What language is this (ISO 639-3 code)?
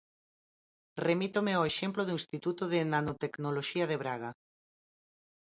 glg